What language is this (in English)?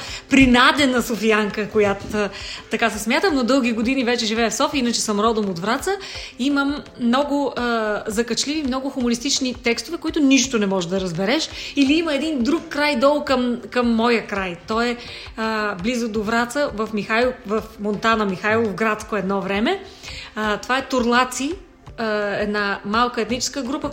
Bulgarian